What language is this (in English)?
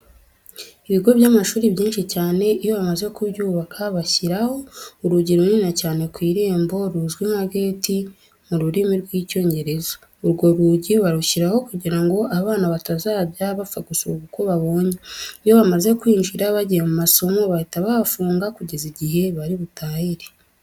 Kinyarwanda